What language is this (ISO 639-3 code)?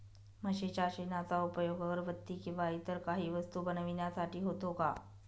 mar